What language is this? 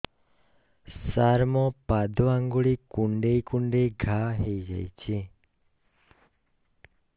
Odia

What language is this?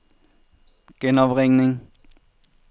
Danish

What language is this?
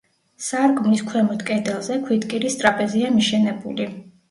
Georgian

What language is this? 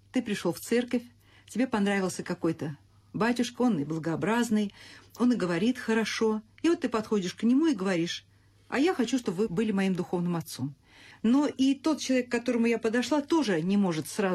Russian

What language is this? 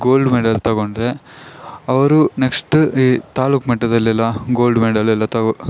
Kannada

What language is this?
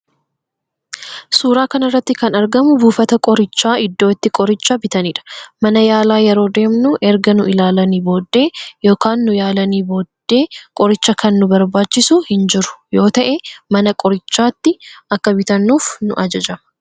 Oromo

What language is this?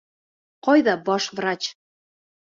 Bashkir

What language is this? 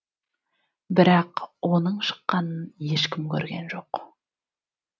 Kazakh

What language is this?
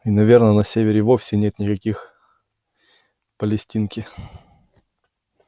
Russian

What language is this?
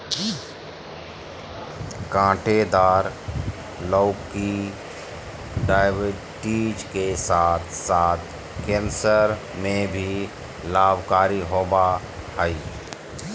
Magahi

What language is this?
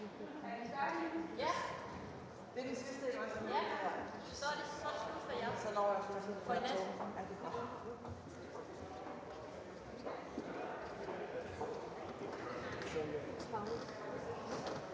Danish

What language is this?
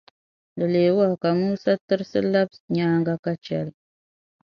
Dagbani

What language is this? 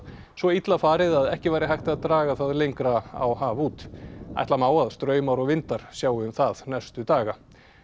Icelandic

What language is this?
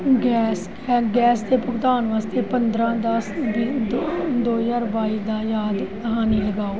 Punjabi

